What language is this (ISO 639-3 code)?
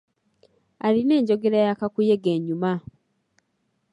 lug